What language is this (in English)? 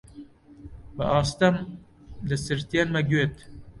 Central Kurdish